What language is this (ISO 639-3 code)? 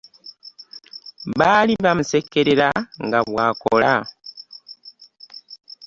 lug